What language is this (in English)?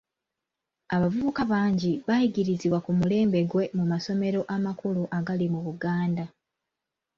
Ganda